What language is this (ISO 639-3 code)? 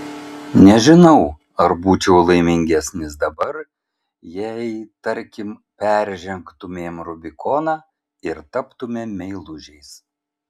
lit